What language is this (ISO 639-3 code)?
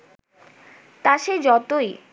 ben